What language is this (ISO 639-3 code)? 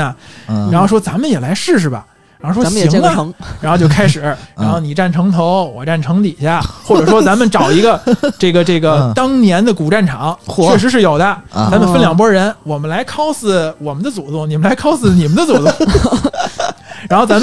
zho